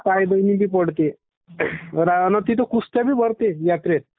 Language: Marathi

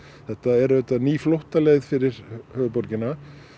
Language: Icelandic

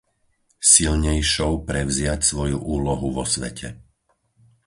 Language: Slovak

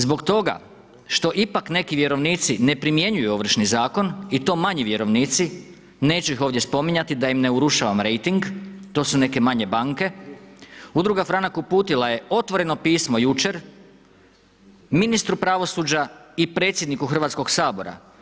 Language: Croatian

